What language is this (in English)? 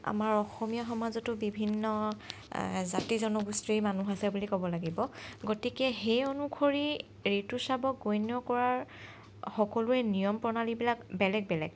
Assamese